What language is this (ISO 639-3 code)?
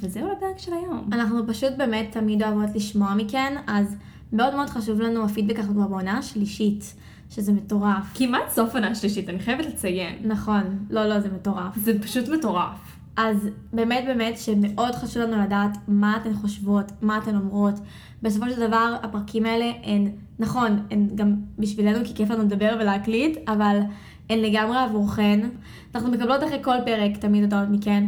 heb